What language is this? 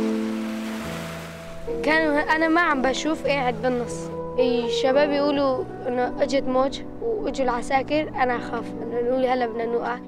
Arabic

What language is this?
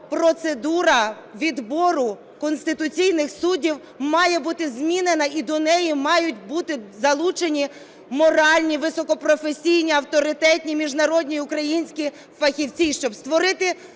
Ukrainian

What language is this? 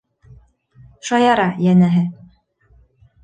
Bashkir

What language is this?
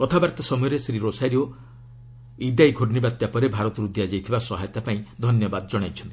Odia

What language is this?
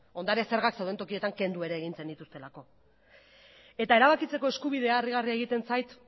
Basque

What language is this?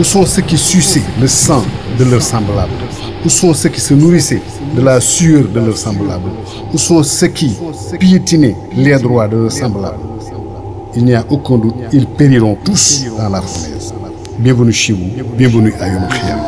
French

